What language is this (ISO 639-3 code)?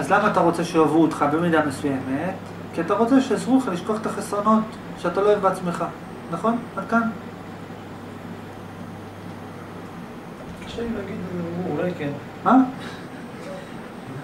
heb